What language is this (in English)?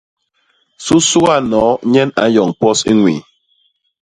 Basaa